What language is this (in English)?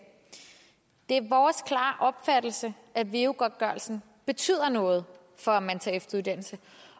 Danish